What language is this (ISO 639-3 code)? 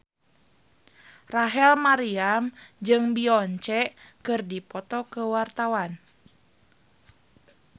sun